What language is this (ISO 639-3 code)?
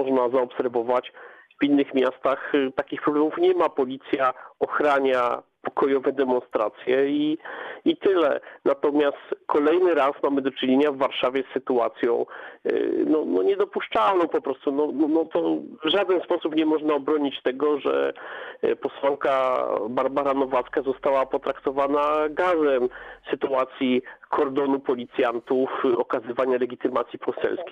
pol